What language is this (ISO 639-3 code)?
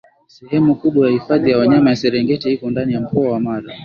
swa